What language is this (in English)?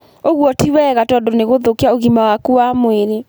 Kikuyu